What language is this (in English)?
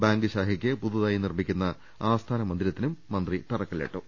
Malayalam